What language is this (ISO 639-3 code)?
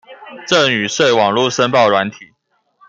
zho